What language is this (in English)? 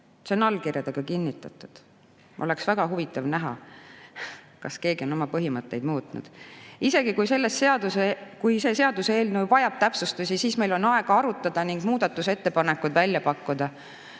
Estonian